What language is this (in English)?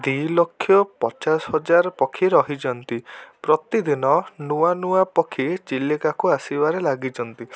Odia